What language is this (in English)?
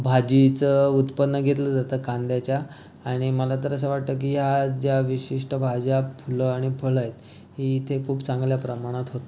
Marathi